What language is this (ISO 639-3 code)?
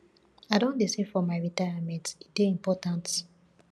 pcm